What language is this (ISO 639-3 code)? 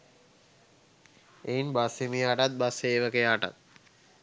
sin